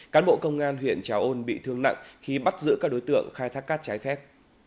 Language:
Vietnamese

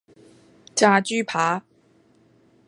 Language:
Cantonese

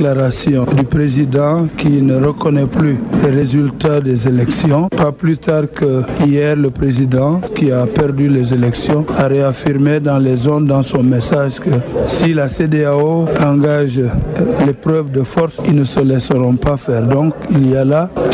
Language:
French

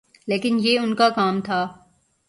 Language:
Urdu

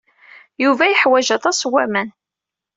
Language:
Kabyle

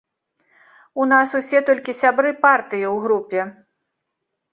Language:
Belarusian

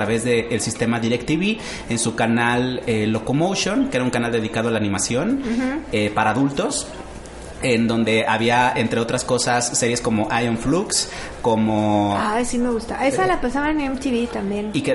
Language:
Spanish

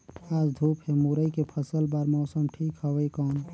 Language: Chhattisgarhi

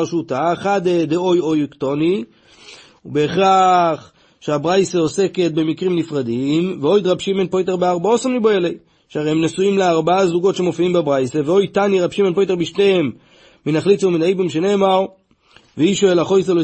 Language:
Hebrew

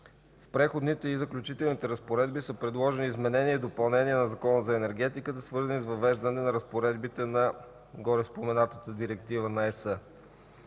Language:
Bulgarian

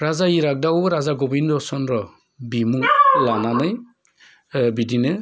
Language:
Bodo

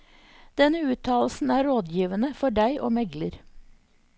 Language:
Norwegian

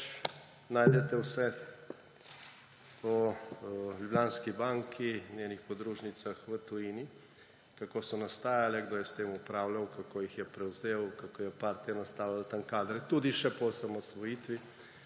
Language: Slovenian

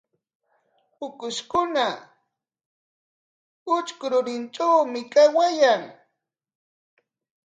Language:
Corongo Ancash Quechua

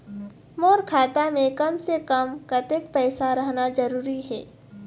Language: Chhattisgarhi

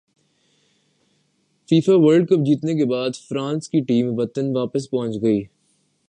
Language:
Urdu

